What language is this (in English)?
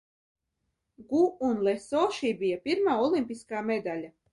Latvian